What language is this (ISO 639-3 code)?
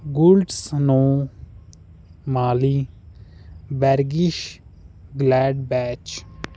pan